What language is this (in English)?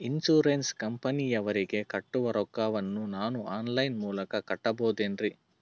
Kannada